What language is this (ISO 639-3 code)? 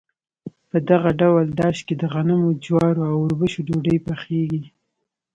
pus